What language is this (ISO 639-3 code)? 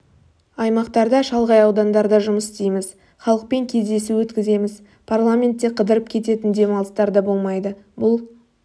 kaz